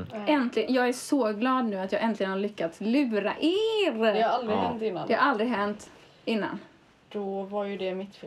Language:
Swedish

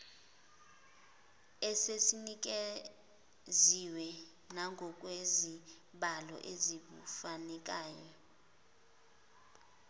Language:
Zulu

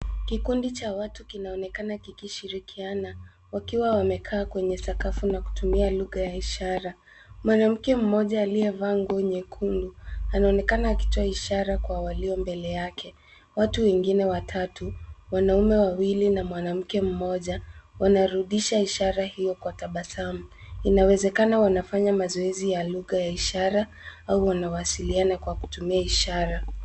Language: Swahili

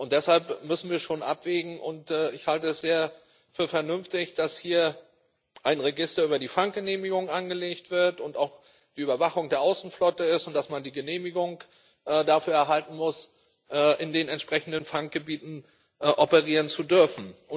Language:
German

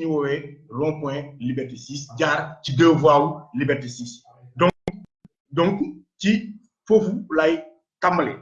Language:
French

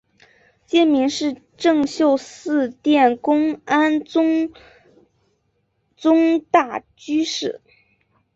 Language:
Chinese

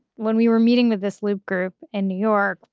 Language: English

